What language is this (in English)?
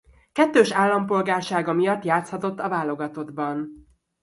Hungarian